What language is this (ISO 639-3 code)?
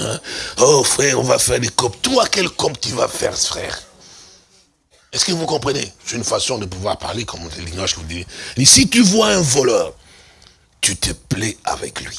fra